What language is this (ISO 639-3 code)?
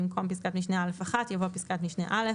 heb